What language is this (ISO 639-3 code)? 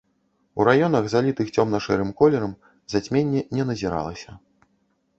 bel